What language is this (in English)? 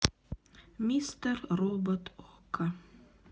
Russian